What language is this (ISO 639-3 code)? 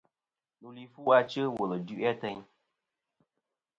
bkm